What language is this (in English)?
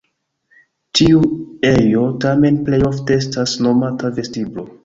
Esperanto